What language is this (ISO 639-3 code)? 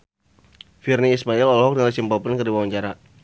sun